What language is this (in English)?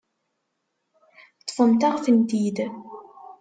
Kabyle